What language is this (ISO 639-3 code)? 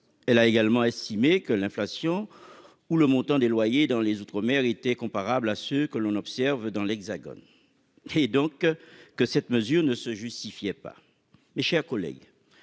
fra